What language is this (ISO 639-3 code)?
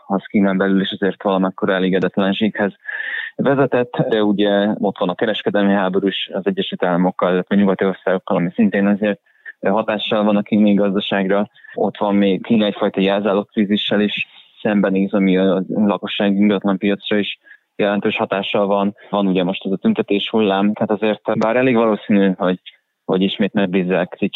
hun